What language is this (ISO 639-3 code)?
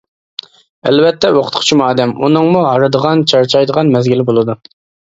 uig